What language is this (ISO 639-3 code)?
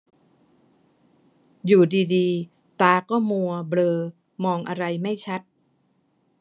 tha